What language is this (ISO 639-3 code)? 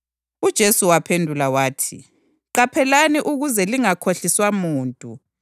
nde